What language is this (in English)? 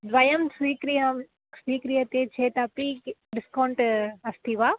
Sanskrit